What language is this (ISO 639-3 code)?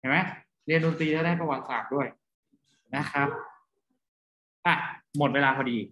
tha